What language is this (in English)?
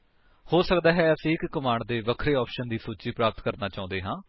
Punjabi